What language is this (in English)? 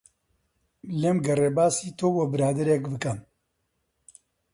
Central Kurdish